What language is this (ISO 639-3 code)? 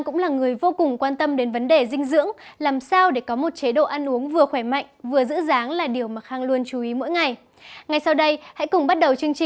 vie